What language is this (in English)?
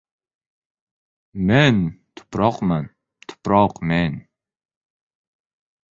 Uzbek